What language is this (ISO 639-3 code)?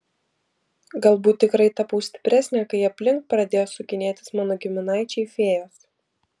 lit